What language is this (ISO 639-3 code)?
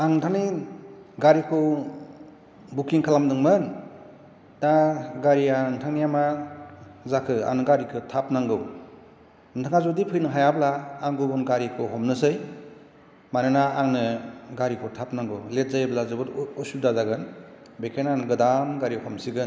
brx